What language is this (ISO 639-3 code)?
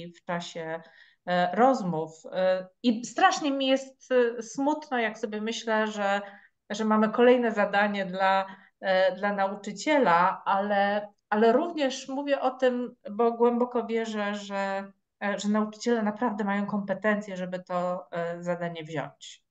pol